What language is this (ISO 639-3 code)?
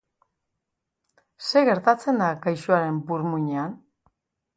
eus